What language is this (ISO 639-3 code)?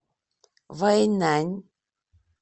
rus